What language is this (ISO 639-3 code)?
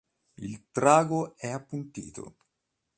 ita